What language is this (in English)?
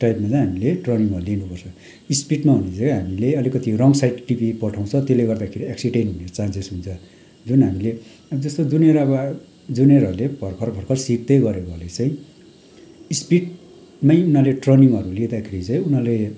Nepali